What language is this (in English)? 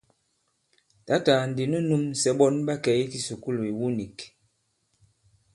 Bankon